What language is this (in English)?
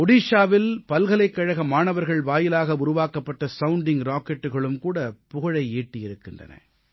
Tamil